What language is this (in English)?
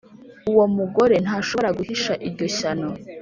Kinyarwanda